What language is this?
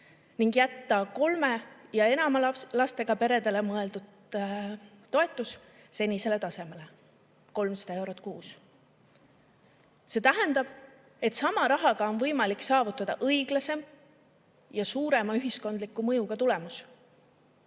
Estonian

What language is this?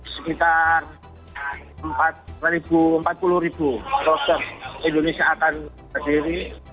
Indonesian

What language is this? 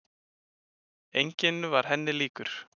Icelandic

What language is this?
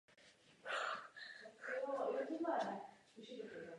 Czech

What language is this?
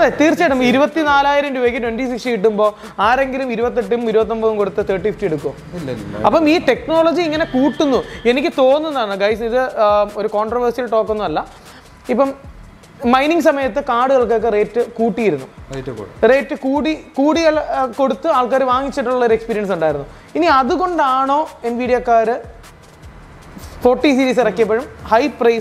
Arabic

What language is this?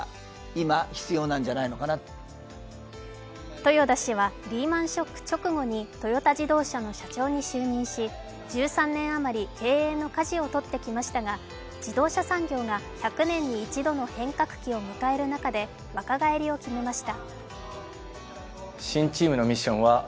Japanese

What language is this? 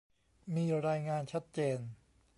Thai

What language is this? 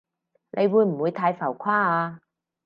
Cantonese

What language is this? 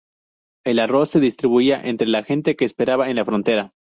Spanish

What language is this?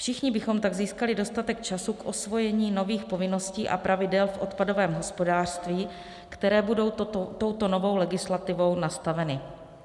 Czech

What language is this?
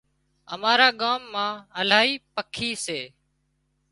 Wadiyara Koli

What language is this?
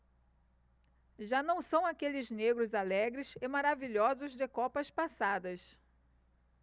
Portuguese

